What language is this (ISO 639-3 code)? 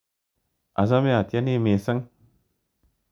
kln